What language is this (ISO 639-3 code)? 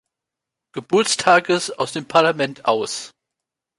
deu